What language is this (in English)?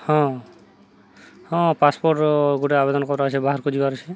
Odia